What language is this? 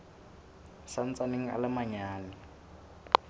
Southern Sotho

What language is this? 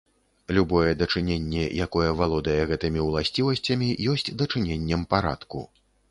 Belarusian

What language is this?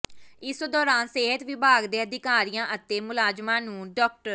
Punjabi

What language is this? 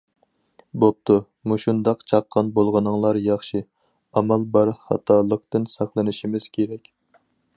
Uyghur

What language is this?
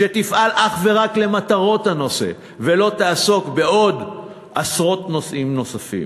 Hebrew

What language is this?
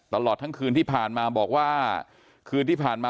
Thai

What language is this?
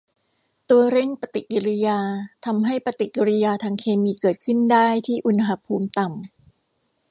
Thai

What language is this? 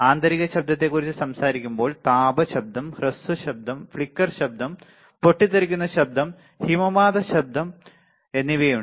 Malayalam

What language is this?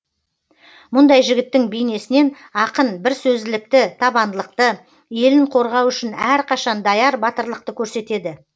Kazakh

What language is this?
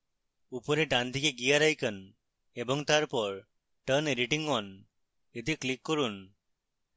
Bangla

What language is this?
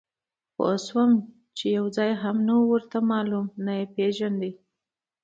Pashto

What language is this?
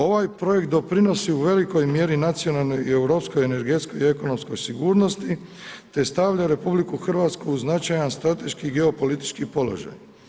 Croatian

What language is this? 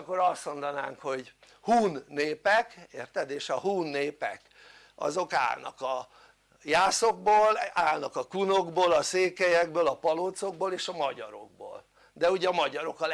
Hungarian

